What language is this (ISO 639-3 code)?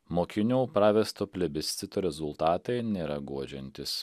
lit